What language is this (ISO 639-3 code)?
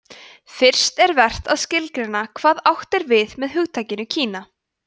isl